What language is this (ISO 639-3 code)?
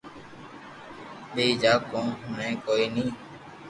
lrk